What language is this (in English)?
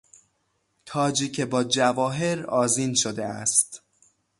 Persian